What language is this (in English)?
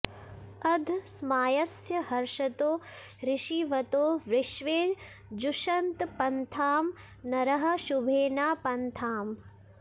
Sanskrit